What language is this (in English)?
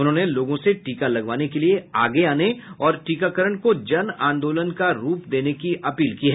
Hindi